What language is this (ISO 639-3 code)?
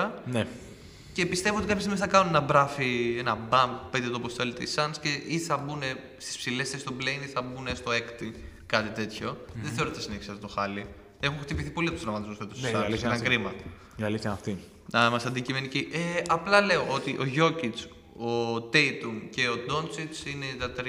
ell